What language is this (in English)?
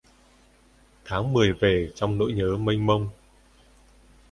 Vietnamese